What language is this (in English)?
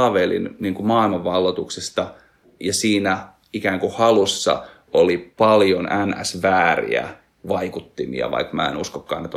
Finnish